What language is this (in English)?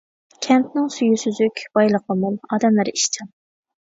Uyghur